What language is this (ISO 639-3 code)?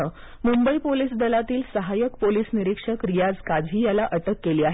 mar